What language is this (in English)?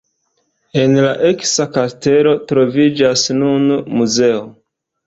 Esperanto